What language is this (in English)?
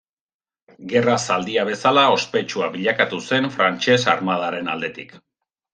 Basque